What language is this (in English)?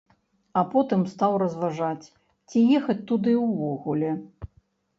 Belarusian